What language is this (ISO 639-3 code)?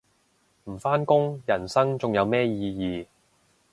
yue